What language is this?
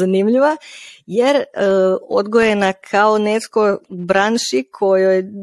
Croatian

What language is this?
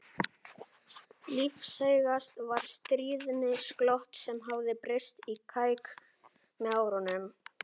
Icelandic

